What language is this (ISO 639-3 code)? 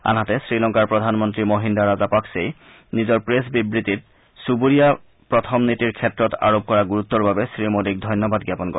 asm